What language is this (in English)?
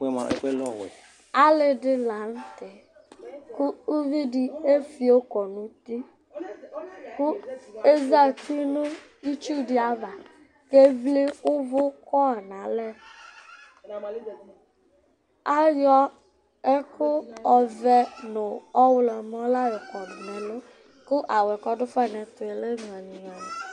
Ikposo